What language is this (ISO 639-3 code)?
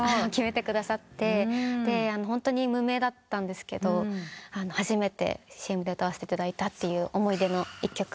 jpn